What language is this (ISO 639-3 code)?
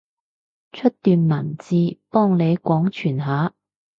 yue